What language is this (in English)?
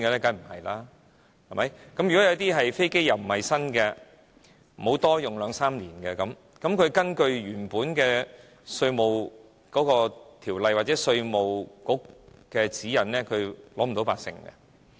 Cantonese